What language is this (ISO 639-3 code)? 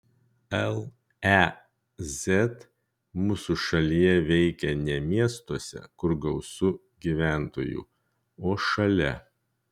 lit